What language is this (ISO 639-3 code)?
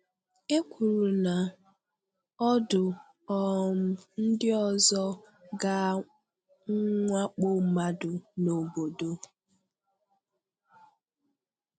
ibo